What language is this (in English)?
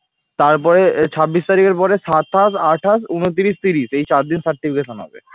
Bangla